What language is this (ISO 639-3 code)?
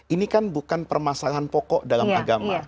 ind